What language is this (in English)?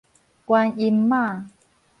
Min Nan Chinese